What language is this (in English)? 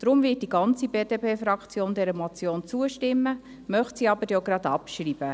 Swiss German